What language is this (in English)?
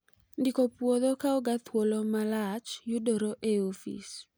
Luo (Kenya and Tanzania)